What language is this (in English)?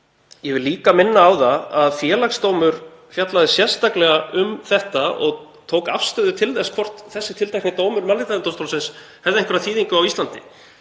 Icelandic